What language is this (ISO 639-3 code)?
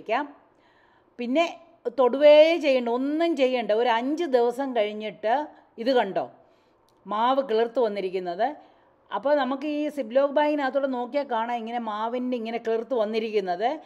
tha